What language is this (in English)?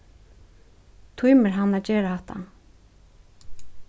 Faroese